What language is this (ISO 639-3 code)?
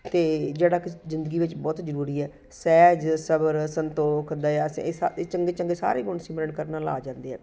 pan